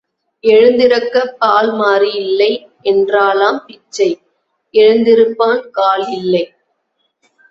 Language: Tamil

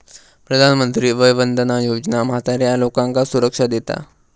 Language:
Marathi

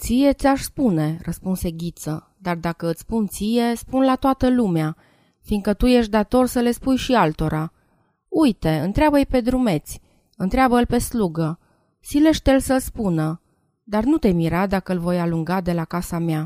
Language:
Romanian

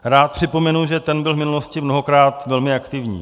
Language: Czech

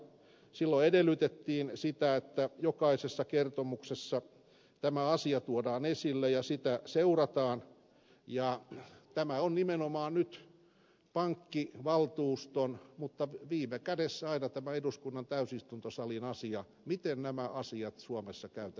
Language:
Finnish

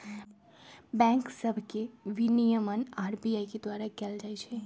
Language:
Magahi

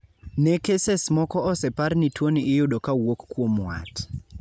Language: Luo (Kenya and Tanzania)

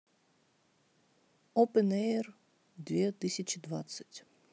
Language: Russian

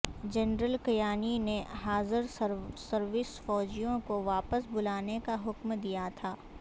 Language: Urdu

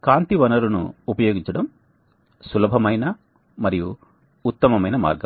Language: Telugu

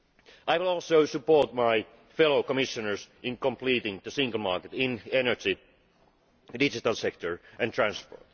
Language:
English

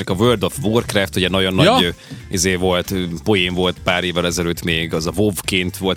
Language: Hungarian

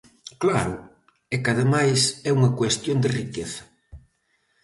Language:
Galician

